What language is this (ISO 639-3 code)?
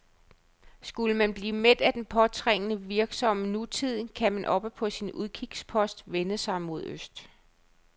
dan